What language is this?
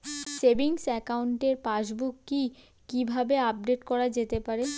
Bangla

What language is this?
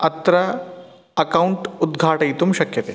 Sanskrit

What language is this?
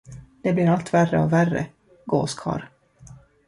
Swedish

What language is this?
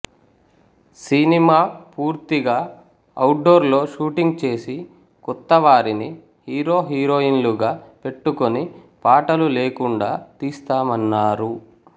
Telugu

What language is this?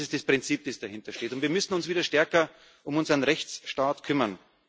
German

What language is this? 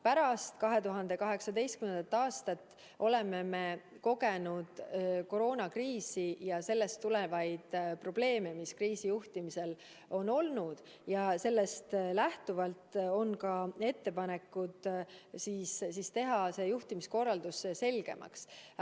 Estonian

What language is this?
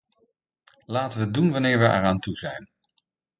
Dutch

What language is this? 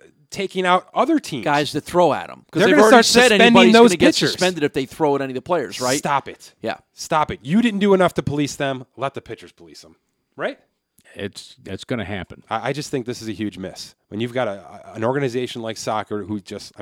English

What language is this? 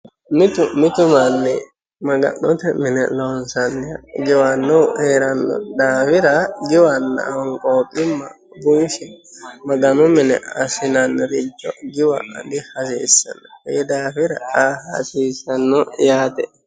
Sidamo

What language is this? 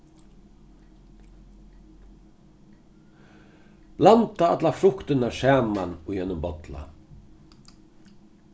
Faroese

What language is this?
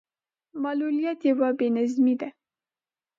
Pashto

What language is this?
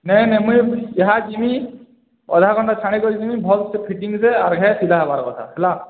Odia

